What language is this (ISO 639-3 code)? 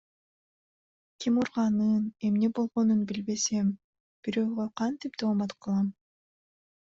kir